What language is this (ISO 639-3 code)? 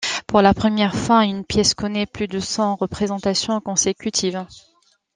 fra